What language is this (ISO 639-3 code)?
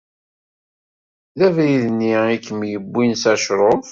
kab